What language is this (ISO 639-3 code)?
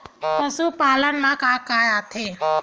hne